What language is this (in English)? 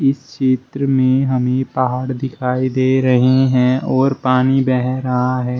Hindi